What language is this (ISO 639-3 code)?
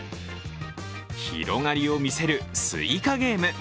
jpn